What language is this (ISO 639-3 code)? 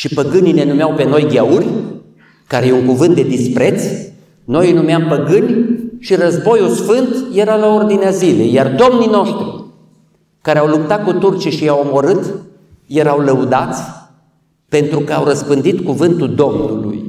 ron